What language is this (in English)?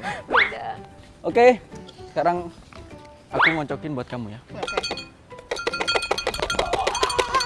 Indonesian